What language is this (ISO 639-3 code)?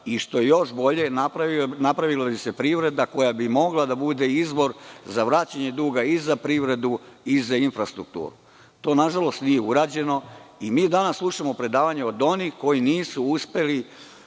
srp